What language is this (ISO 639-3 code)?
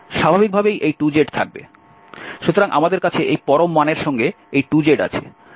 ben